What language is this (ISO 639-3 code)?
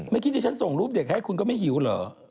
tha